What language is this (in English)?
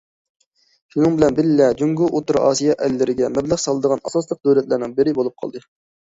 Uyghur